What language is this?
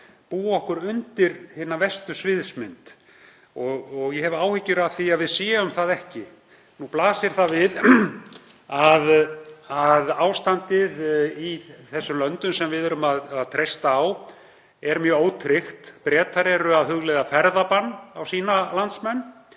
Icelandic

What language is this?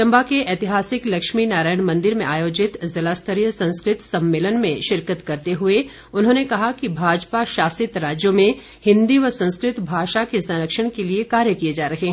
Hindi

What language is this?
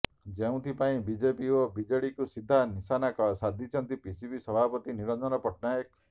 Odia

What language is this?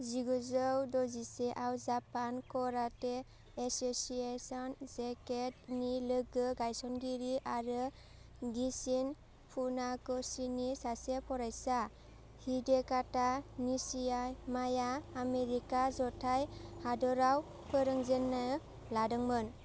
Bodo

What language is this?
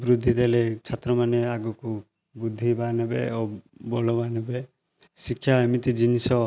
Odia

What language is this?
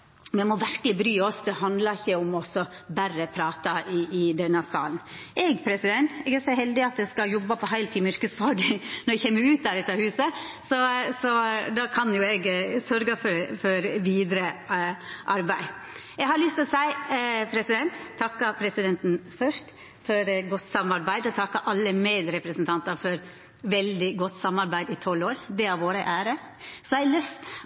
Norwegian Nynorsk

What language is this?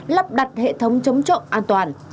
Vietnamese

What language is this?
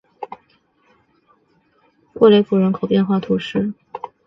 Chinese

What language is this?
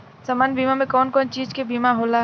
Bhojpuri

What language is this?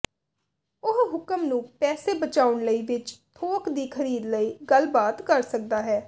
Punjabi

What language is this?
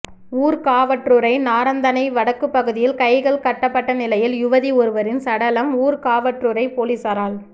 Tamil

